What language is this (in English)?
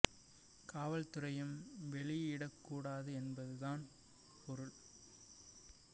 Tamil